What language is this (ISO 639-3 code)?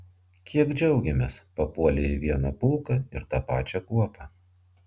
lit